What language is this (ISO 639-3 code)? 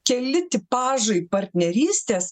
lit